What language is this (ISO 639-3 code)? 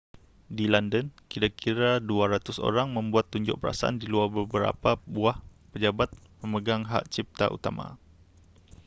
msa